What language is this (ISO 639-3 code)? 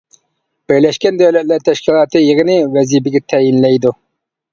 uig